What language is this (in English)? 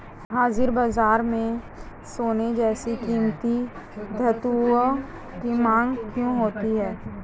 Hindi